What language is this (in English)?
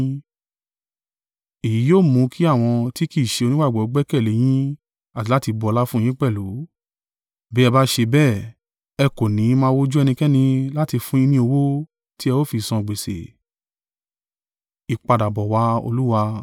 Yoruba